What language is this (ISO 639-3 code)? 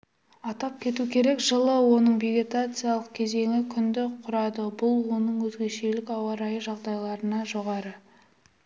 kaz